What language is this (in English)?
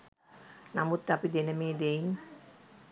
Sinhala